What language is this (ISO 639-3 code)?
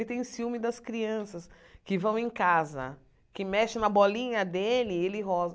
por